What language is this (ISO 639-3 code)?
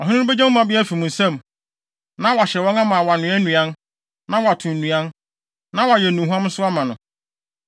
aka